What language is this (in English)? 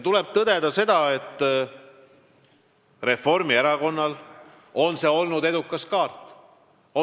Estonian